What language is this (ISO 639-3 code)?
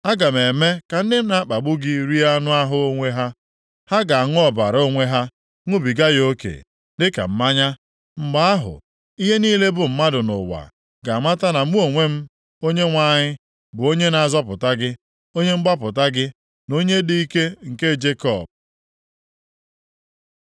ibo